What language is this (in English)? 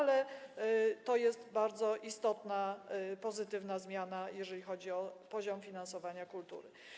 Polish